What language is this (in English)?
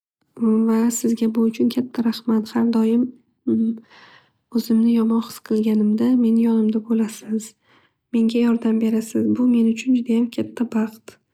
Uzbek